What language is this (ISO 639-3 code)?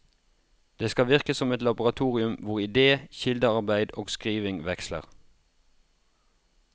nor